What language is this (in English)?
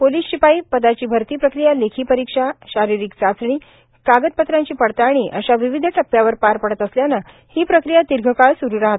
Marathi